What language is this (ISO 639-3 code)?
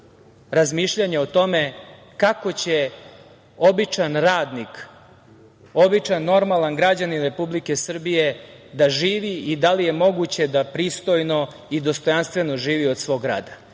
srp